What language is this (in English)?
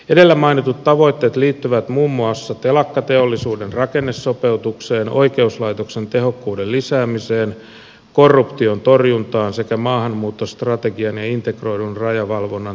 Finnish